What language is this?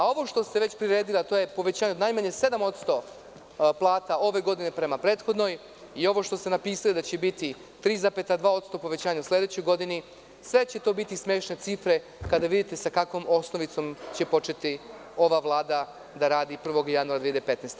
Serbian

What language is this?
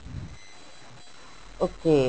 Punjabi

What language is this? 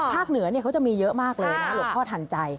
Thai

